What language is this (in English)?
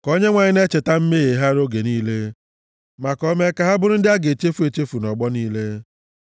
Igbo